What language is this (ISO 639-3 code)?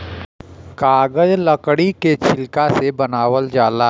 bho